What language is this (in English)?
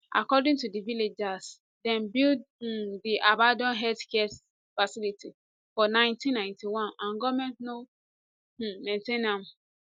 Nigerian Pidgin